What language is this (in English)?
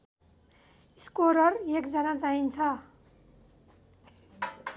Nepali